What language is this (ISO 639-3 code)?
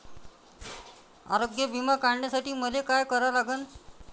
mar